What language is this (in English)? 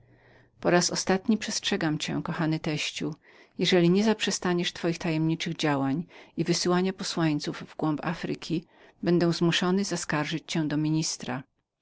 Polish